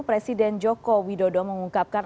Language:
Indonesian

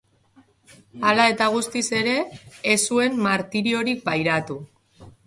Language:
Basque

